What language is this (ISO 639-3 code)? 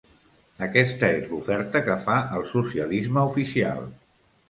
cat